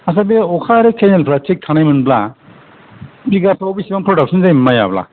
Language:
Bodo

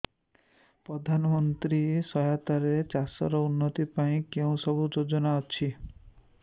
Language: Odia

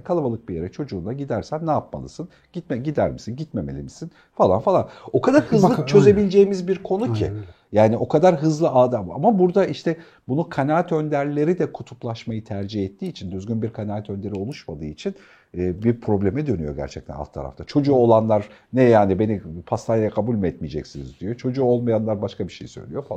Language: Turkish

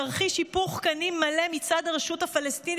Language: Hebrew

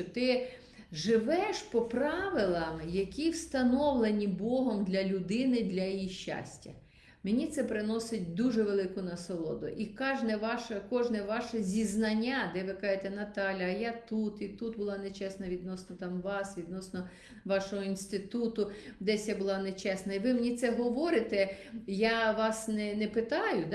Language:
Ukrainian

